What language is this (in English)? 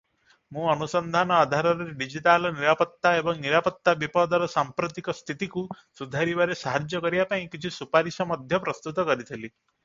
Odia